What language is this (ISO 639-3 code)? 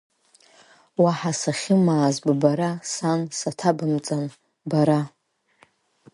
abk